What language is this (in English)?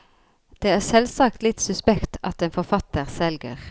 Norwegian